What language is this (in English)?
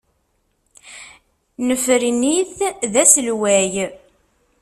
Kabyle